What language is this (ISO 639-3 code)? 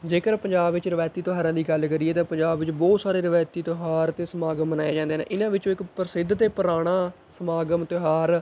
pan